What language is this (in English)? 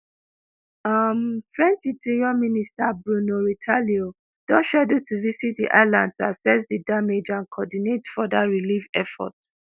Nigerian Pidgin